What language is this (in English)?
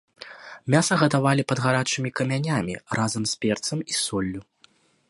Belarusian